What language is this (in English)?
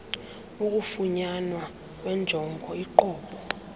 Xhosa